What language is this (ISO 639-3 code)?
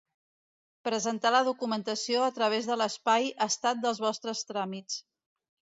cat